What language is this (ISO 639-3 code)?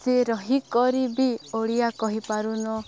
ori